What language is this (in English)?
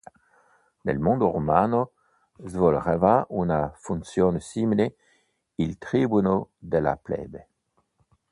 Italian